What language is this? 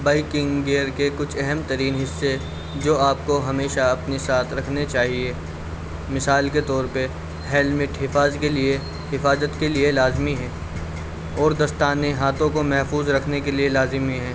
Urdu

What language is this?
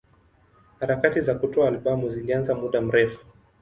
Swahili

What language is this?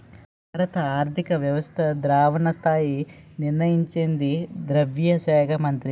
Telugu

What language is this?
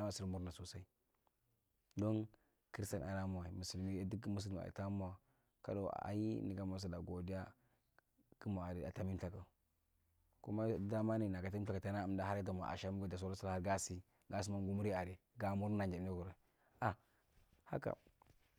Marghi Central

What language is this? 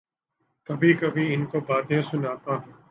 Urdu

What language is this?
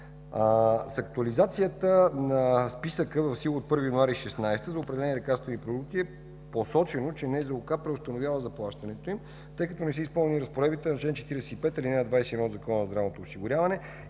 Bulgarian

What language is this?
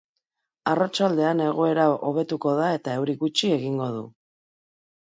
Basque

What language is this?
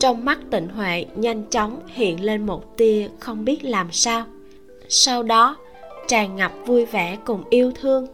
Vietnamese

